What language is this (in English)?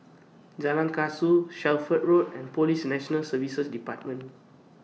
English